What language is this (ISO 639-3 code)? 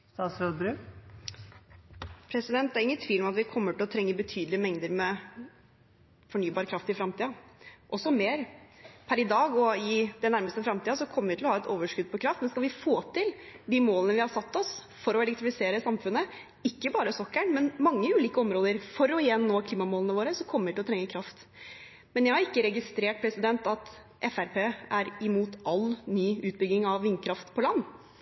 nor